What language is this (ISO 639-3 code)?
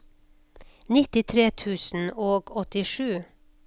nor